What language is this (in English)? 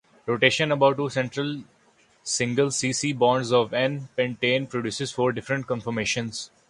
English